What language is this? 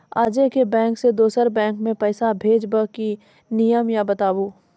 Maithili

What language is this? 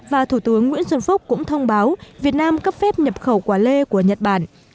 Vietnamese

